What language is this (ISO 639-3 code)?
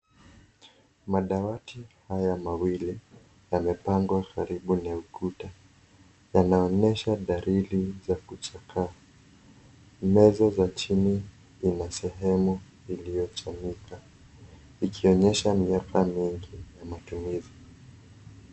swa